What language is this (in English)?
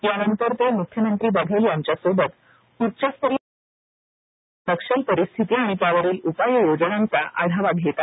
Marathi